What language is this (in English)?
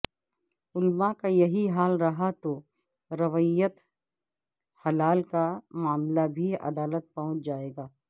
Urdu